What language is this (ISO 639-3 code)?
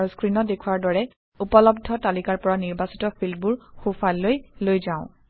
asm